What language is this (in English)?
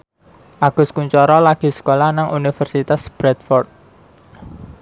Javanese